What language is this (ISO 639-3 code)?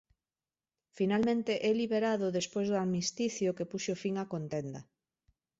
glg